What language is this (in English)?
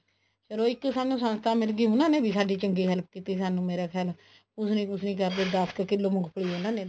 Punjabi